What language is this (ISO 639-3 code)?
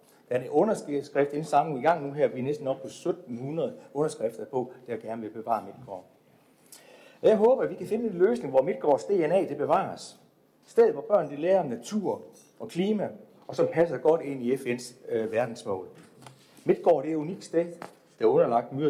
dan